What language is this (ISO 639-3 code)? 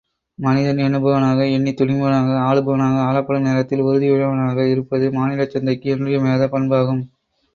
tam